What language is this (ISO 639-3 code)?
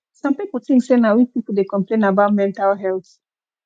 pcm